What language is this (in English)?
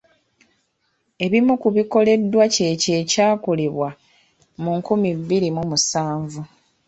Ganda